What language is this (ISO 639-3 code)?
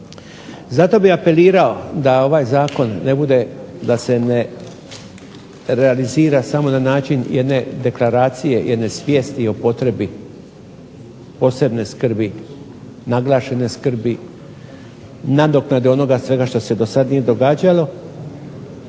hrv